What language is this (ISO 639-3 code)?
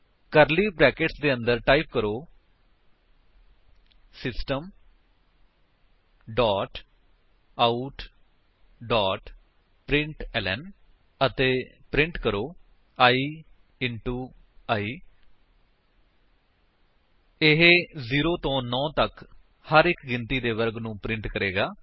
pan